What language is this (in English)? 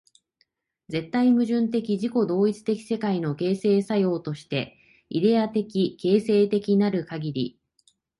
Japanese